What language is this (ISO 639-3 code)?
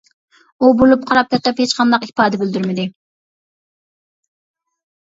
uig